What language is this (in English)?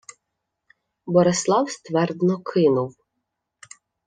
Ukrainian